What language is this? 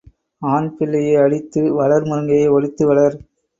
Tamil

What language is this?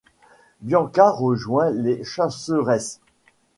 French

